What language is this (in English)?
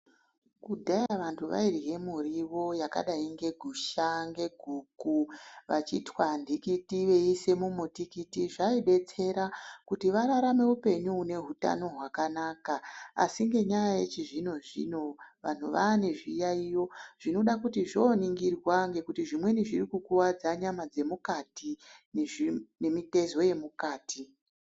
Ndau